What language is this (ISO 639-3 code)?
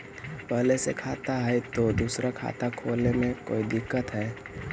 mag